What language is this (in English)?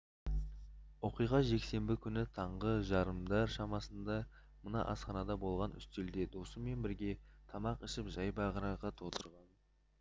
Kazakh